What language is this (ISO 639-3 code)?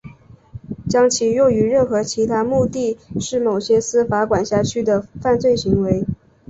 zho